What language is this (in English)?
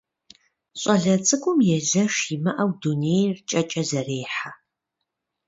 Kabardian